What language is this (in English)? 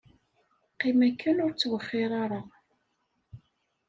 Kabyle